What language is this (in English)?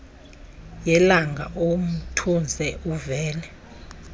Xhosa